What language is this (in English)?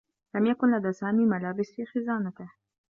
Arabic